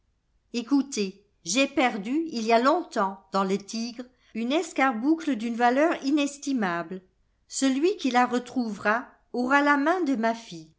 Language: French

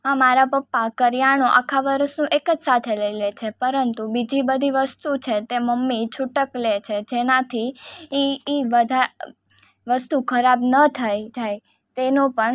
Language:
Gujarati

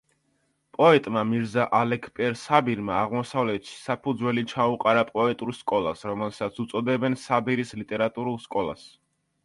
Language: Georgian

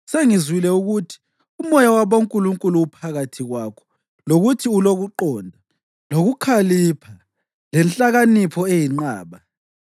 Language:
North Ndebele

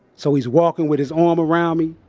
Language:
English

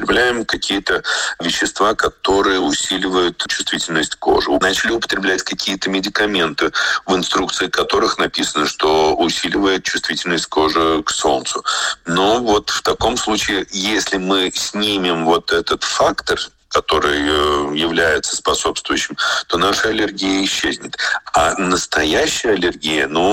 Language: Russian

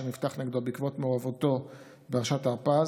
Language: Hebrew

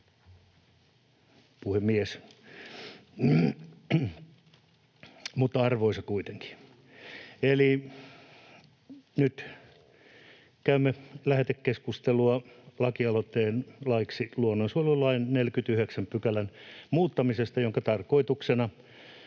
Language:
Finnish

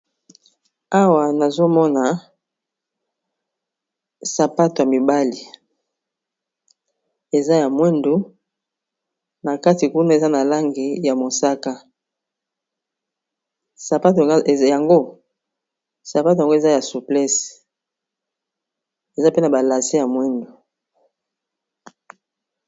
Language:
Lingala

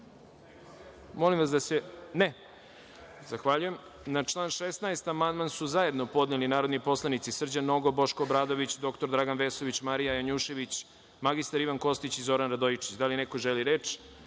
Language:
Serbian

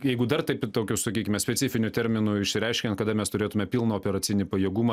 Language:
Lithuanian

